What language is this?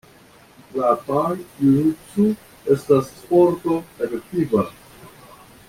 Esperanto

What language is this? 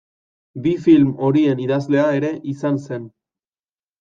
Basque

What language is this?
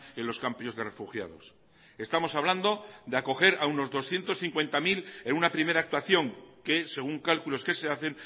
Spanish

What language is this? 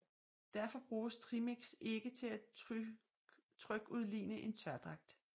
Danish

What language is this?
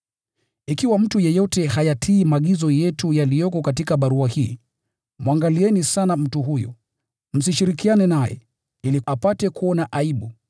Swahili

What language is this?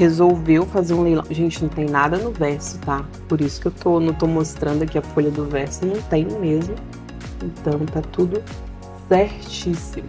Portuguese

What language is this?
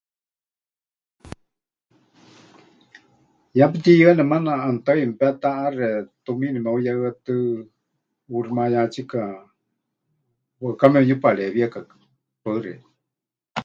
Huichol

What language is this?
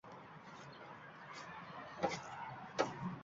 Uzbek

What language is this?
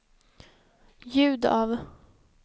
Swedish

